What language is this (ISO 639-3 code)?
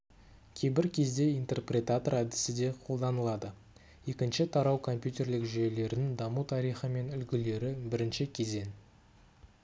kaz